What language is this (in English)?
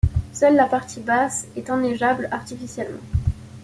French